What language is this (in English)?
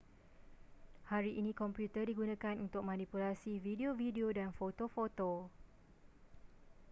Malay